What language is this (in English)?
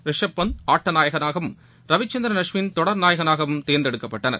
Tamil